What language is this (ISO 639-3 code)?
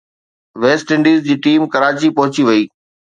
snd